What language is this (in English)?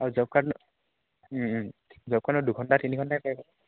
Assamese